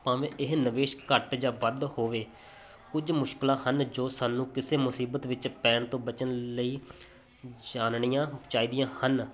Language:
Punjabi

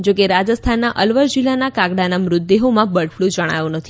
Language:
Gujarati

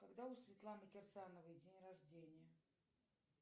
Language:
Russian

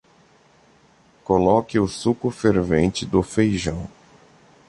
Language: Portuguese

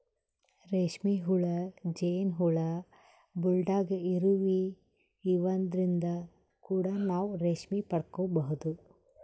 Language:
Kannada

